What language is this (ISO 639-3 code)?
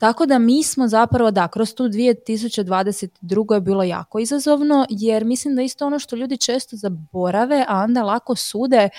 hrv